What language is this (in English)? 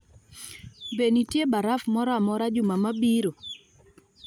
Luo (Kenya and Tanzania)